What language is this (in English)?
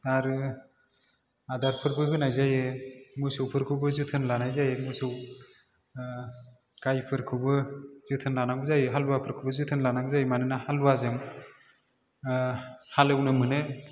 Bodo